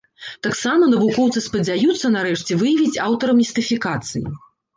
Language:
Belarusian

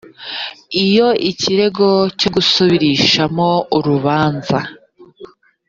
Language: Kinyarwanda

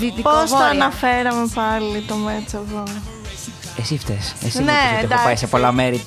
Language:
Greek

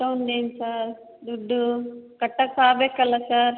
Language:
Kannada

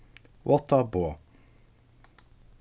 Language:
Faroese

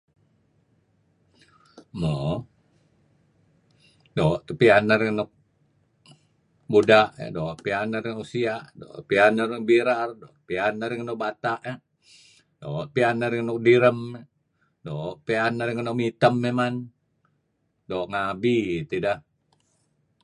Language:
Kelabit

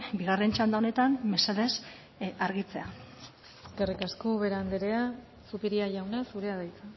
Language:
Basque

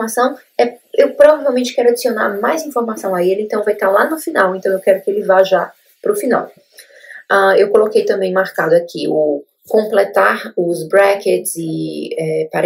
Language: Portuguese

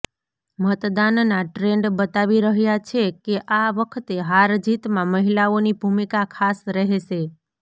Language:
Gujarati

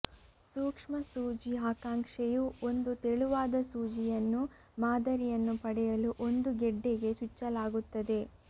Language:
Kannada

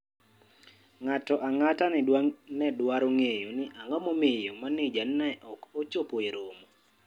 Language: Luo (Kenya and Tanzania)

